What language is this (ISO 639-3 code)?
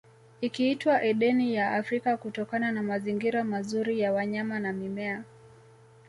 swa